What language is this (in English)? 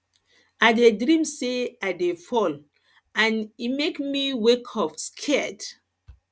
Nigerian Pidgin